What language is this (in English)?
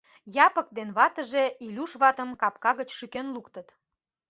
Mari